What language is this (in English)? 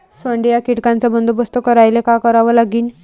Marathi